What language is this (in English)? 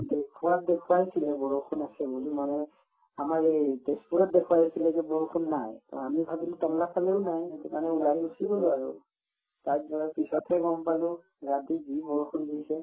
Assamese